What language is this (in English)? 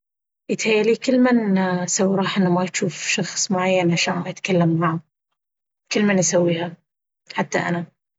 Baharna Arabic